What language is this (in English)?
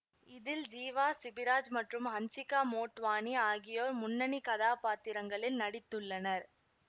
Tamil